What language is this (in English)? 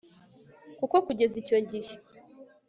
Kinyarwanda